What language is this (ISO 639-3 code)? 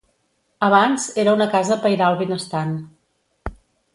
cat